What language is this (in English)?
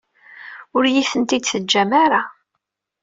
Kabyle